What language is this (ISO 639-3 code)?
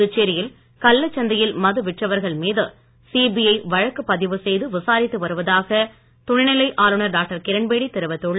tam